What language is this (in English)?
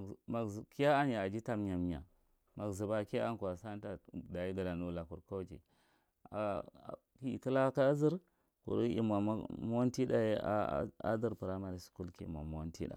Marghi Central